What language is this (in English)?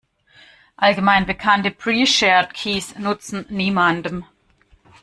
German